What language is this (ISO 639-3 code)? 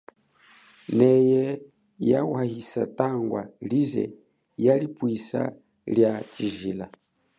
cjk